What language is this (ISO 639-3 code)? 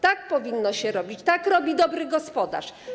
pol